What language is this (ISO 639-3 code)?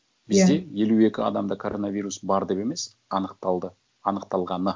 kaz